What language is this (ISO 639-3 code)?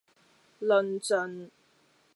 yue